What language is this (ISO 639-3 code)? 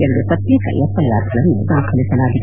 kan